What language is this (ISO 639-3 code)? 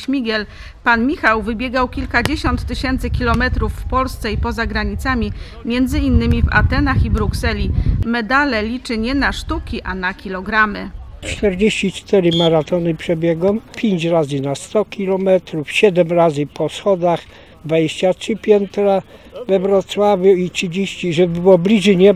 pol